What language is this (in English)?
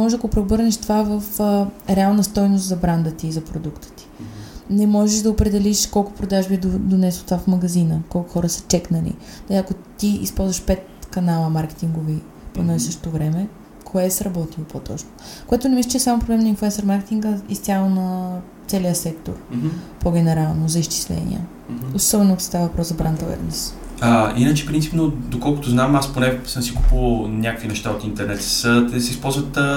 Bulgarian